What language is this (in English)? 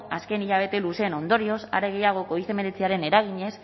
Basque